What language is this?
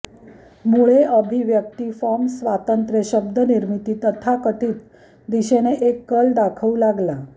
Marathi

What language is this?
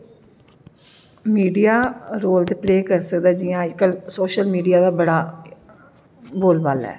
Dogri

